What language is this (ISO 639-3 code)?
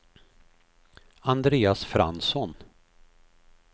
swe